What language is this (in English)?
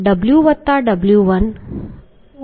Gujarati